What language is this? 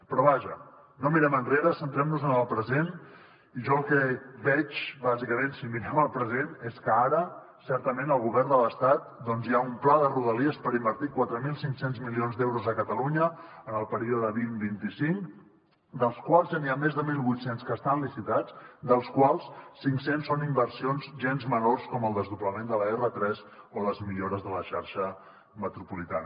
Catalan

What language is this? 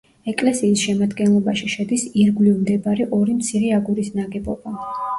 Georgian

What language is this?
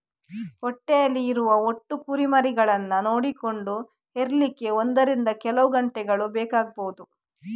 Kannada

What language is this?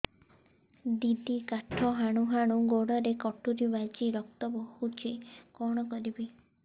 Odia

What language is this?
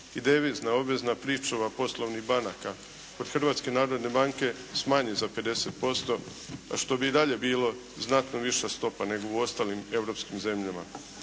Croatian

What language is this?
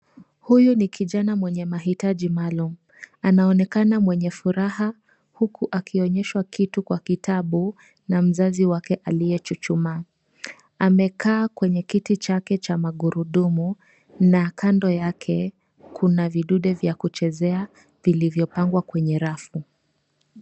Swahili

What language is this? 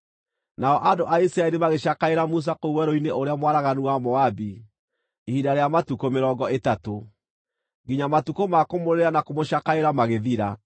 Kikuyu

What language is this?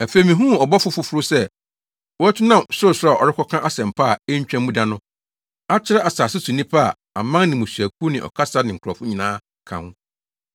Akan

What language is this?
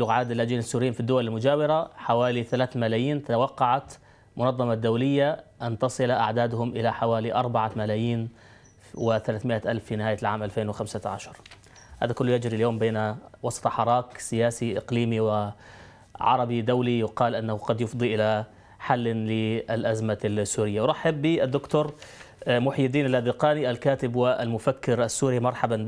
Arabic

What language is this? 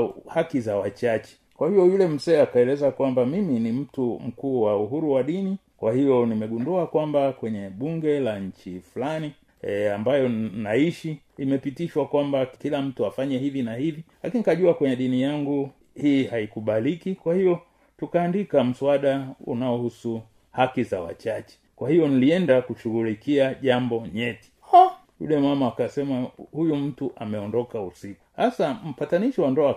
Swahili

